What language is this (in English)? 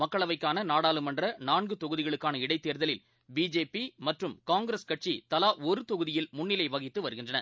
Tamil